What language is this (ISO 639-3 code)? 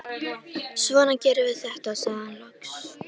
isl